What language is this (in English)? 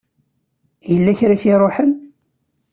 Kabyle